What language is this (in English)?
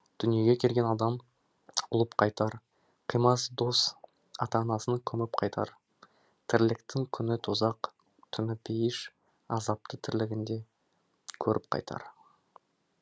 Kazakh